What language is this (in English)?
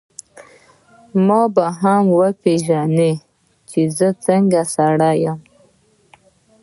Pashto